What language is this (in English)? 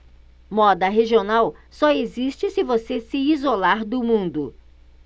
Portuguese